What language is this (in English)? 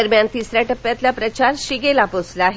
Marathi